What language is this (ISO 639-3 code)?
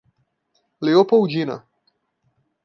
por